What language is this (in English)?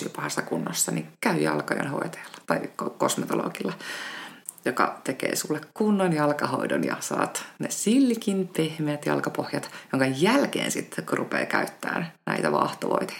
Finnish